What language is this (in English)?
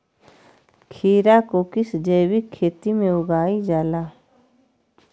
Magahi